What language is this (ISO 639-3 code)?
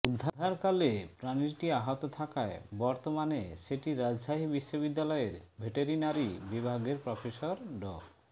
ben